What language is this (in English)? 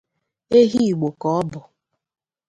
Igbo